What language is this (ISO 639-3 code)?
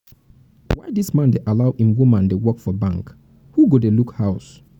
pcm